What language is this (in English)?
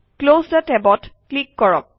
Assamese